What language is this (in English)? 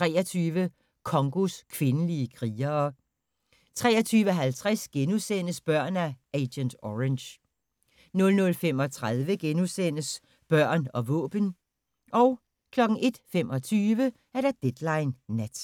Danish